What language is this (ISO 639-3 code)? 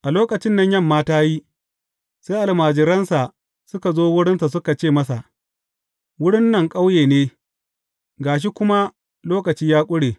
hau